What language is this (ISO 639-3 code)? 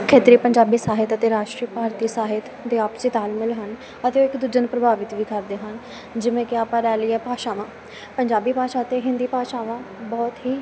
pan